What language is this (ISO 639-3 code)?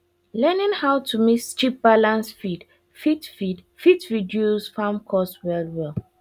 pcm